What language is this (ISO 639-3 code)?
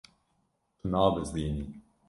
kur